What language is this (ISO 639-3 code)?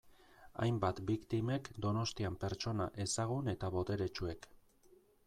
eus